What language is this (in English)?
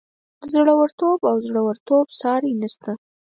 Pashto